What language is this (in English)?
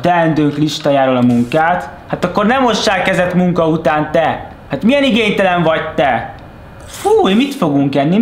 Hungarian